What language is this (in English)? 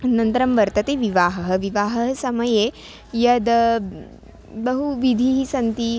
Sanskrit